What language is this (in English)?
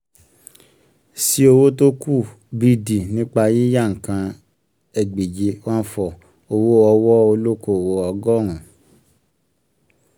Yoruba